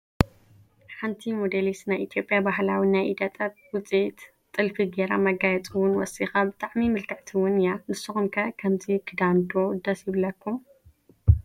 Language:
Tigrinya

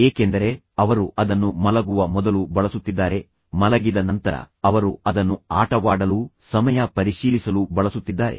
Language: Kannada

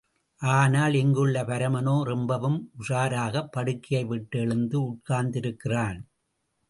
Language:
Tamil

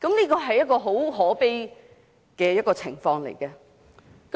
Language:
Cantonese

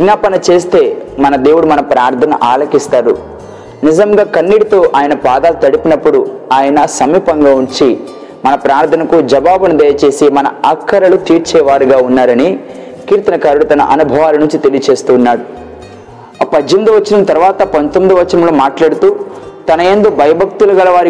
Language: Telugu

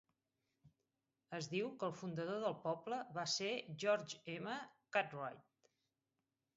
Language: Catalan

